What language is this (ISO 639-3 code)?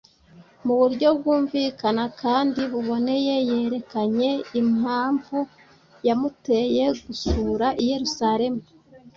kin